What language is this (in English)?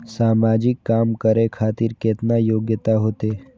Maithili